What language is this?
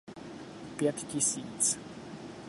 Czech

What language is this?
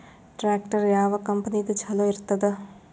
Kannada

